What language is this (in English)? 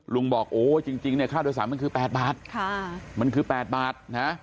Thai